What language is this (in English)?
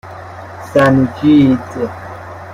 Persian